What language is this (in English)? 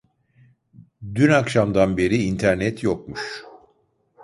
Turkish